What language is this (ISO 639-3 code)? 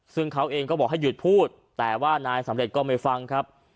tha